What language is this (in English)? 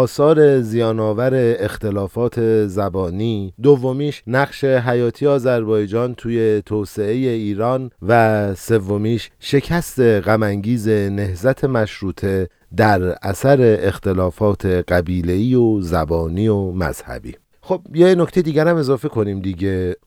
Persian